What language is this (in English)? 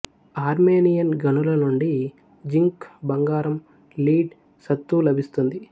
Telugu